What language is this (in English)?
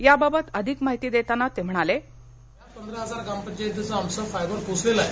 Marathi